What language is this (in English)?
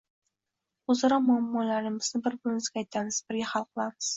Uzbek